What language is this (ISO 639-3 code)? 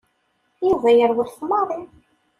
kab